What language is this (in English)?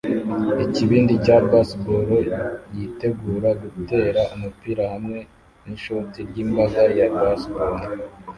Kinyarwanda